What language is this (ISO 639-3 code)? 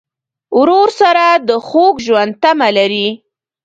pus